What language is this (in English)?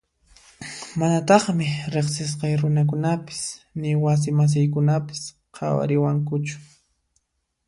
Puno Quechua